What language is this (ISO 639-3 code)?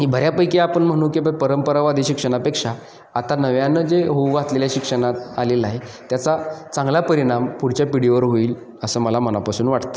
mar